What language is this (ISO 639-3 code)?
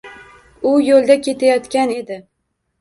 uzb